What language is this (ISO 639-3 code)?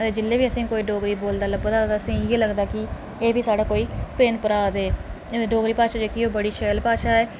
doi